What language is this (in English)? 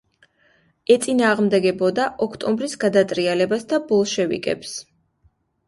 Georgian